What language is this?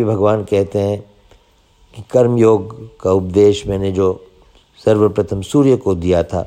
Hindi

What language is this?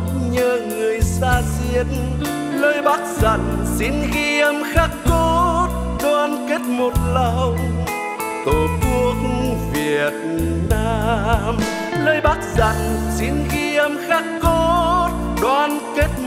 Vietnamese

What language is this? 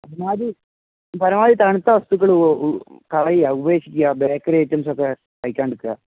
Malayalam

